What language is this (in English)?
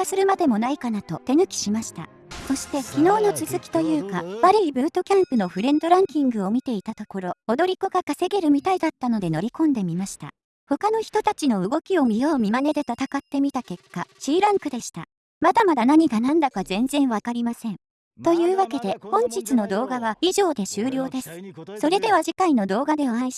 Japanese